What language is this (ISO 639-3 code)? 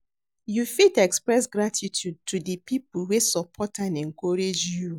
pcm